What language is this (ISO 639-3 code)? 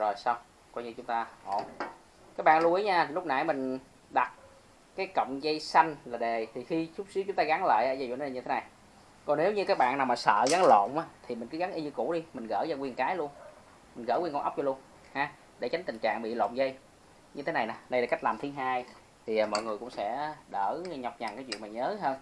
vie